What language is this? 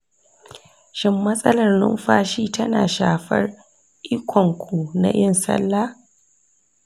Hausa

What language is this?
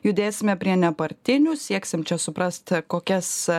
Lithuanian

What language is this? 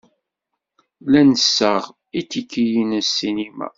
Kabyle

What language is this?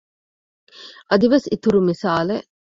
Divehi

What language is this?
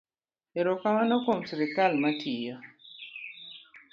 Luo (Kenya and Tanzania)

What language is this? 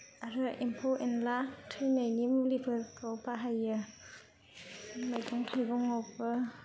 Bodo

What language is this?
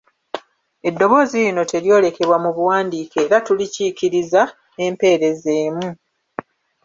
Ganda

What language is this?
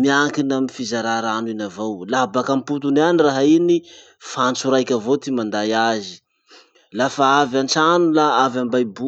Masikoro Malagasy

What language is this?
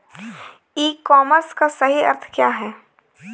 Hindi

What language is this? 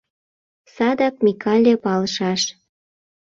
Mari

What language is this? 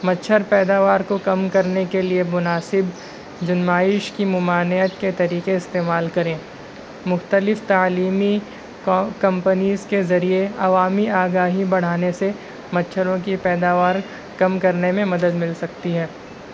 Urdu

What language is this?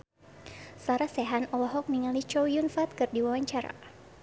Sundanese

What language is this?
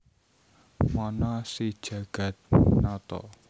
Javanese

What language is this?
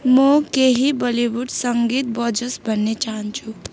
Nepali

